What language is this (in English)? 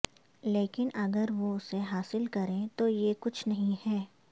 Urdu